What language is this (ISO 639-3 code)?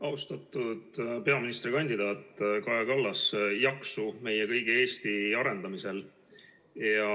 est